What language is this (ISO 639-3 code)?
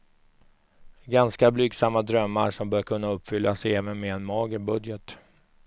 swe